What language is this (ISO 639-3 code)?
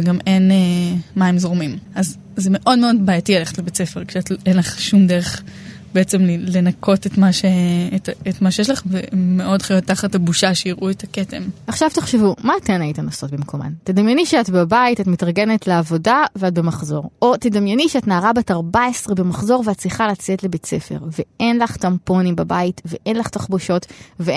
heb